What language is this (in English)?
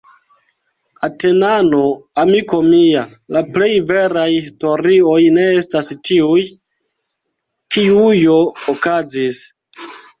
Esperanto